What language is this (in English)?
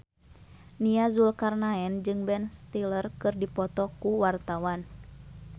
Sundanese